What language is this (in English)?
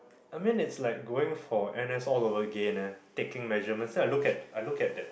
English